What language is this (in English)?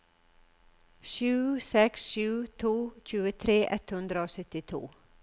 Norwegian